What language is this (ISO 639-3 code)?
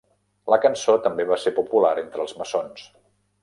cat